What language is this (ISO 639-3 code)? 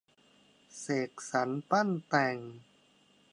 tha